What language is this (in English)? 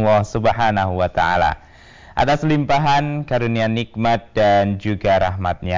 Indonesian